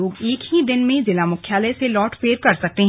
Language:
Hindi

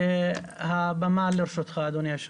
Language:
Hebrew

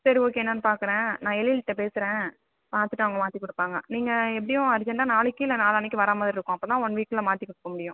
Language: Tamil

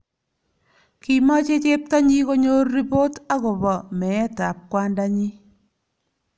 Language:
Kalenjin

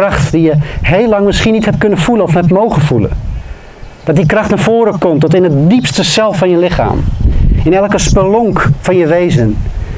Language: Dutch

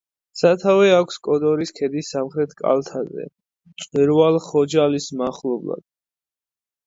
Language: Georgian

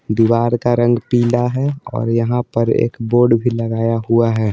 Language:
Hindi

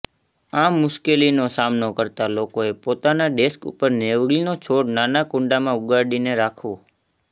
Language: Gujarati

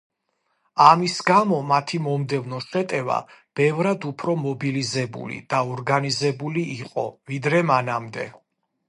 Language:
Georgian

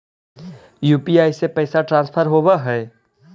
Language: Magahi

